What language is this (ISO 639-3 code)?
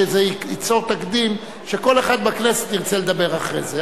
heb